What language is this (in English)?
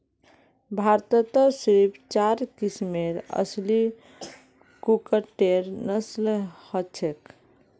Magahi